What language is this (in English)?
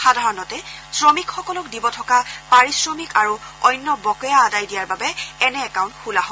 Assamese